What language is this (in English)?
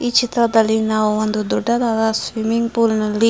Kannada